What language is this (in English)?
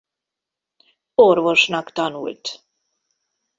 Hungarian